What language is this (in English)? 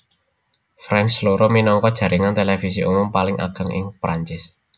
Javanese